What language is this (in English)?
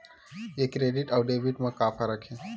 Chhattisgarhi